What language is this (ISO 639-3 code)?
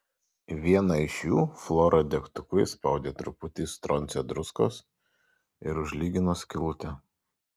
lit